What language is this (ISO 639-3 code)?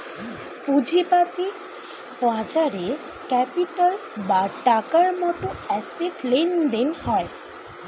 ben